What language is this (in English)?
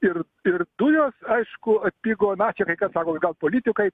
Lithuanian